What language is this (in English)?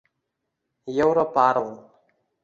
Uzbek